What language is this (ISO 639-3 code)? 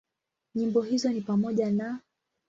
swa